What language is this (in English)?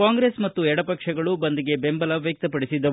Kannada